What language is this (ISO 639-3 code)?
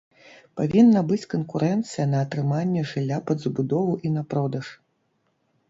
bel